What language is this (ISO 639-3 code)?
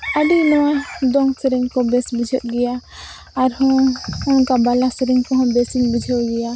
sat